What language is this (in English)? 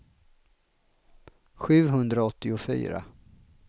Swedish